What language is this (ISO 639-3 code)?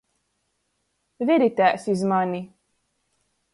ltg